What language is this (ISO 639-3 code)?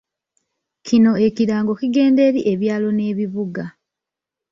lug